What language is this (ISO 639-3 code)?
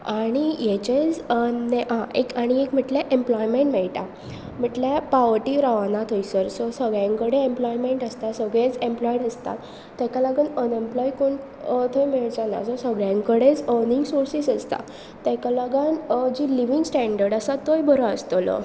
kok